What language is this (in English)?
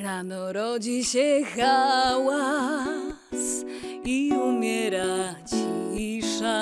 Polish